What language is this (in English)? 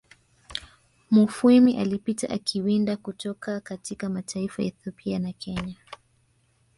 Swahili